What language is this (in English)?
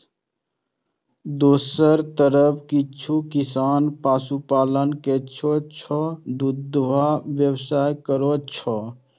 Maithili